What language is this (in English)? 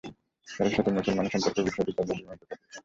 Bangla